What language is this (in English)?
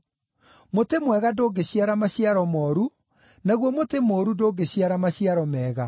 Kikuyu